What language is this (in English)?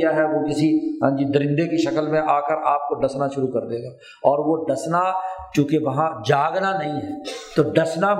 Urdu